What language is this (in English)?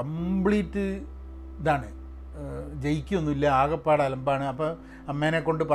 Malayalam